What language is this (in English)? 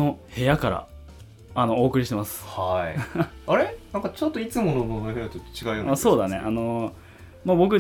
Japanese